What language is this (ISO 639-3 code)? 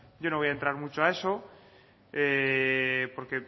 spa